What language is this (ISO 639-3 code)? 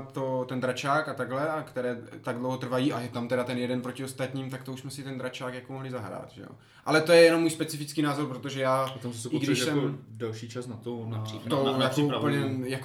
ces